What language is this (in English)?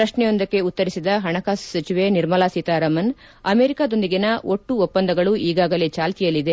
Kannada